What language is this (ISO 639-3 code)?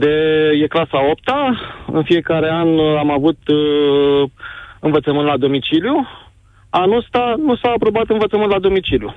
ron